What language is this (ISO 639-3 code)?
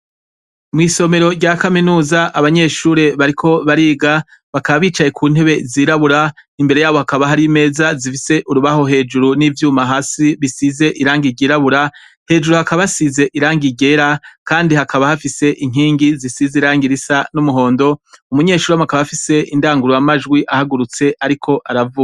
run